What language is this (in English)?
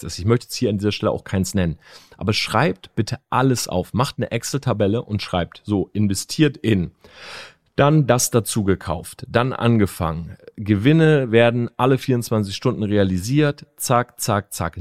German